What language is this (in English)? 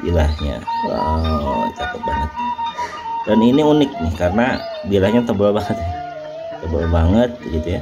Indonesian